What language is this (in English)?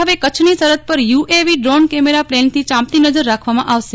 Gujarati